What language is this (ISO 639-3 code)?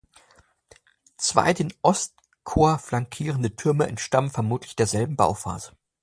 deu